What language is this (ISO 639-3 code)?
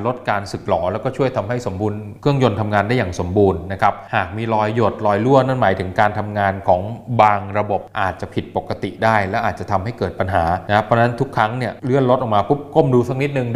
tha